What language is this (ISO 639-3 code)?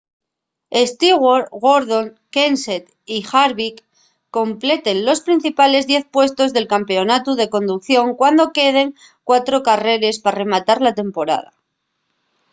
ast